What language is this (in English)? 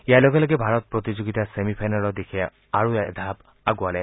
Assamese